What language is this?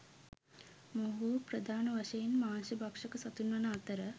Sinhala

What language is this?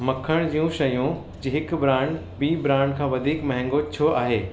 Sindhi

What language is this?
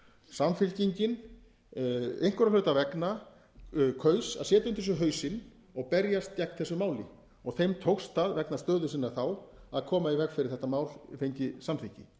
Icelandic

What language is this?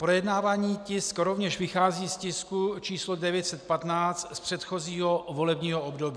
Czech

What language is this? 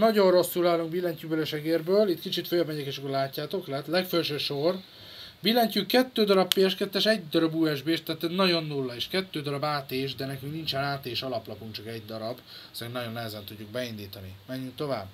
Hungarian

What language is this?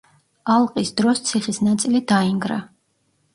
Georgian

